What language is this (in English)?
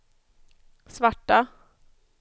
Swedish